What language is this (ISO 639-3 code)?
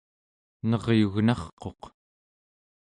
esu